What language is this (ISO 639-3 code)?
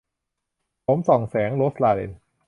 tha